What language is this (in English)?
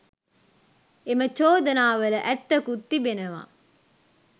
Sinhala